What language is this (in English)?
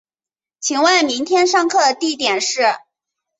Chinese